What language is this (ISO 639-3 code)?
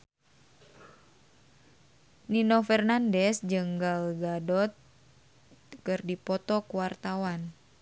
sun